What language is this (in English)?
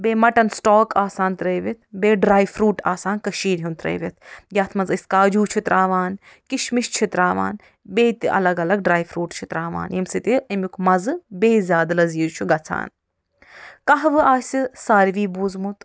Kashmiri